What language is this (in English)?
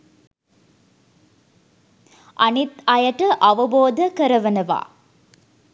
Sinhala